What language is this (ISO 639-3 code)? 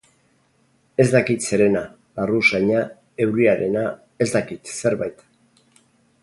eus